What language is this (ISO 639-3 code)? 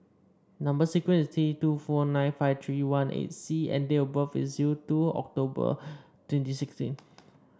eng